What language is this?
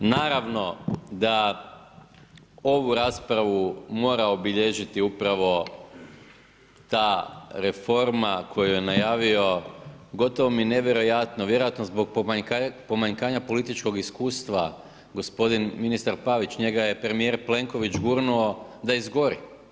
Croatian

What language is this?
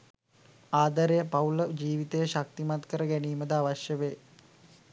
Sinhala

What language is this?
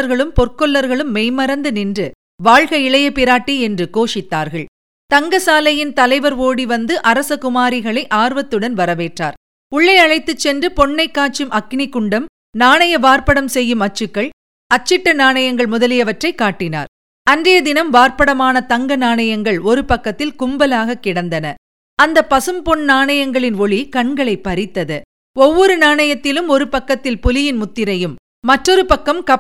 Tamil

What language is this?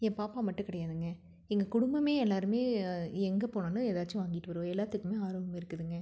Tamil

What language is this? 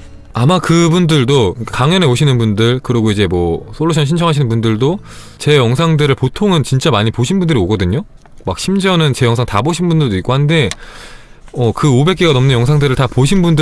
Korean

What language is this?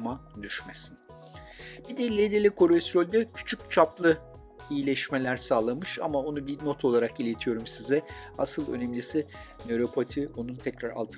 Turkish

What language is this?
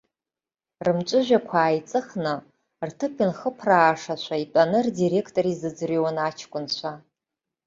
Abkhazian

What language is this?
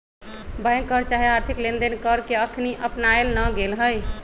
Magahi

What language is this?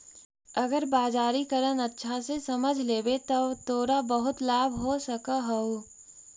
Magahi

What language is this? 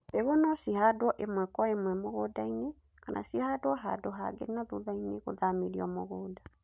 Kikuyu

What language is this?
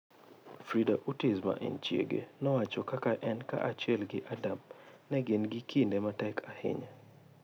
Luo (Kenya and Tanzania)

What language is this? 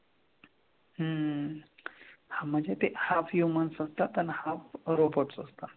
Marathi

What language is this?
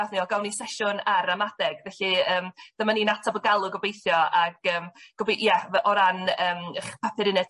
Welsh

